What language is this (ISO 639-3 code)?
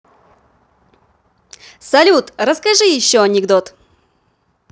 rus